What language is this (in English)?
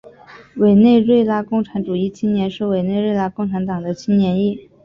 Chinese